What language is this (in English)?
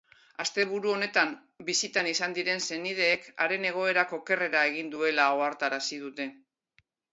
Basque